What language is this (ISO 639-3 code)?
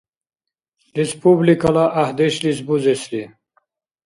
dar